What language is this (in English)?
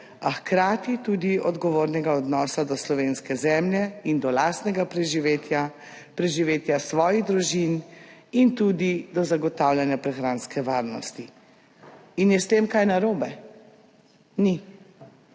Slovenian